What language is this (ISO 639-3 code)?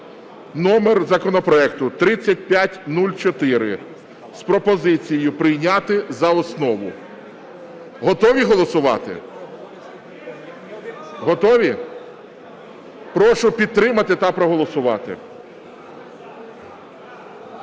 ukr